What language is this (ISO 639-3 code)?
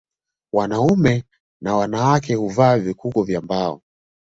swa